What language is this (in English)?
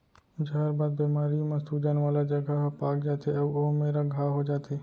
Chhattisgarhi